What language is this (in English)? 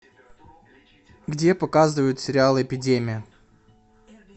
Russian